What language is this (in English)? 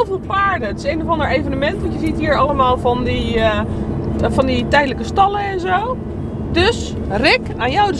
Dutch